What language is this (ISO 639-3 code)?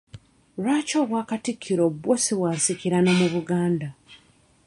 lug